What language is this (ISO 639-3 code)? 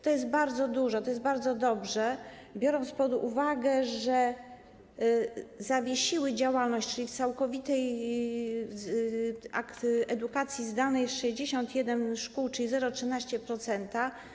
pol